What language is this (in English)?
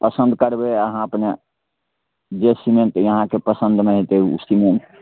Maithili